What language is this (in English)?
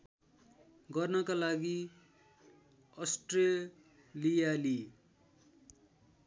Nepali